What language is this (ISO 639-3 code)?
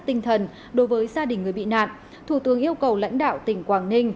vie